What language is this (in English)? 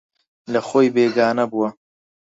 Central Kurdish